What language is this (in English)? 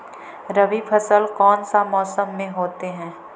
Magahi